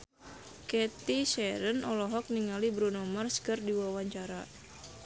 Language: Sundanese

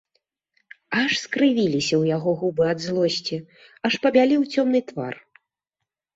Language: Belarusian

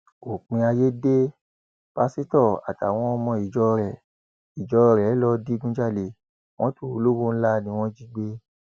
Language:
Yoruba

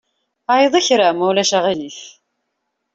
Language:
Kabyle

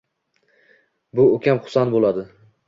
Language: Uzbek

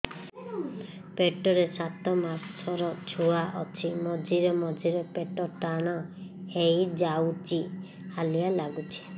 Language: Odia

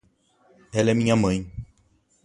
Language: Portuguese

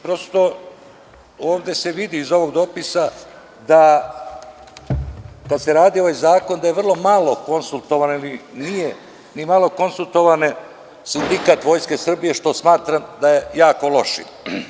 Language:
Serbian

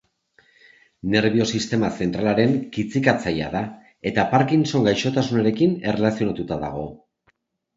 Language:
Basque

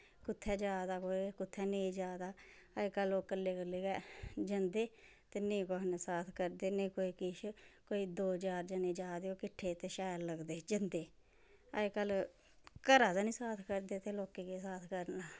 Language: Dogri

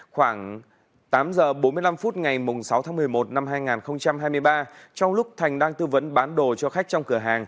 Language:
Vietnamese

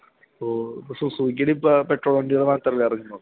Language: Malayalam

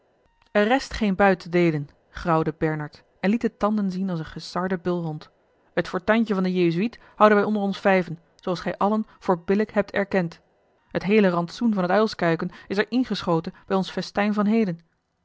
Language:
Dutch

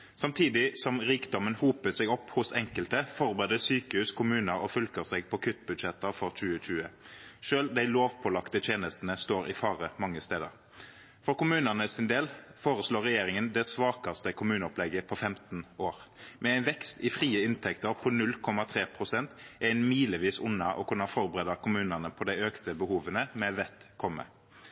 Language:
Norwegian Nynorsk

